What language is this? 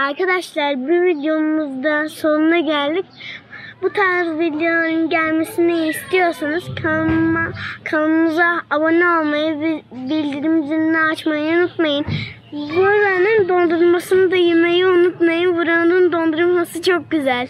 Turkish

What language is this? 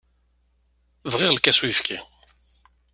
Kabyle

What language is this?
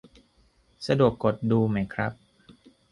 Thai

